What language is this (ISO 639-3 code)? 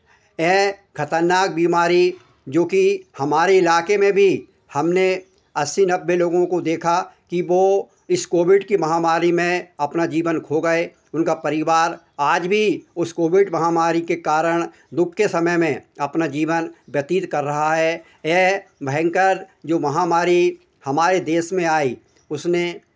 hin